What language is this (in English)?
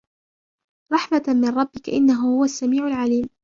Arabic